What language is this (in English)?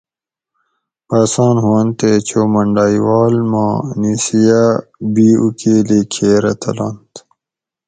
Gawri